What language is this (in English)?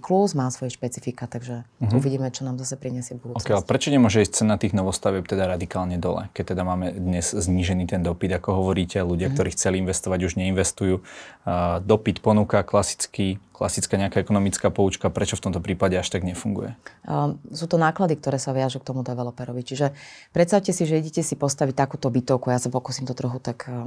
Slovak